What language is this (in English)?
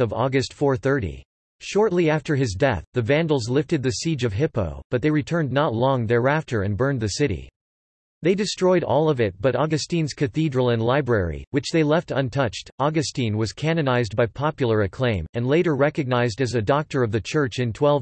English